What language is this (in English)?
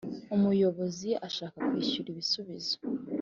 Kinyarwanda